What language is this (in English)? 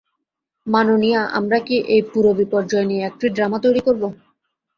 Bangla